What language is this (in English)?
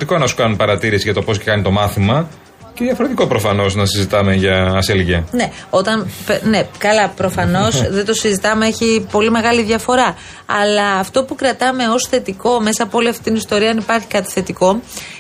Greek